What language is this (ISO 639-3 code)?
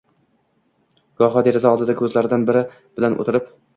uzb